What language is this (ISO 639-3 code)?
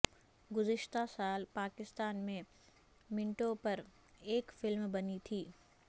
urd